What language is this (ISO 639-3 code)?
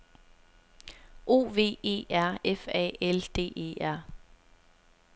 dan